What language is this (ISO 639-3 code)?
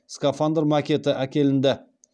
kaz